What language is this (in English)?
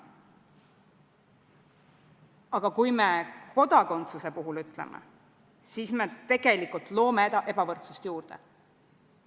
Estonian